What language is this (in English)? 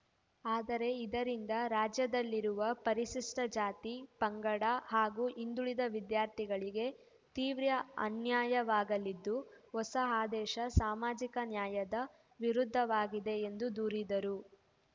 Kannada